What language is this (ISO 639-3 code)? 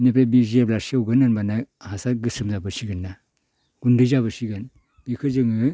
brx